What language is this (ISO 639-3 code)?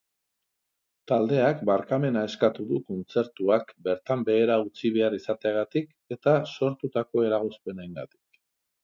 eus